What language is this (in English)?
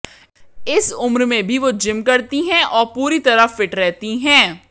Hindi